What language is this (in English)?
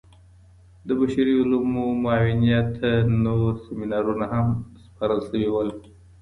Pashto